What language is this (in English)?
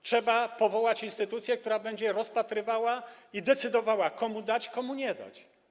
Polish